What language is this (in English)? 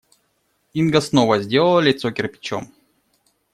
Russian